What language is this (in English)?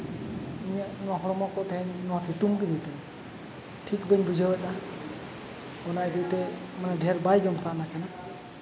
Santali